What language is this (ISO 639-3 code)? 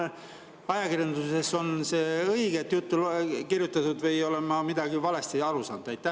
est